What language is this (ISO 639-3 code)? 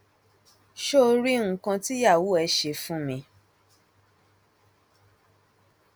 yor